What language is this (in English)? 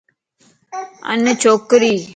Lasi